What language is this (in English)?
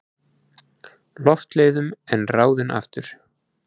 Icelandic